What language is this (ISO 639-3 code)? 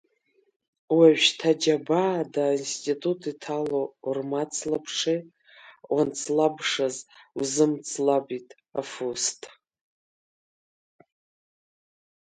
abk